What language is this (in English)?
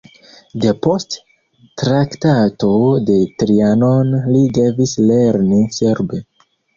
Esperanto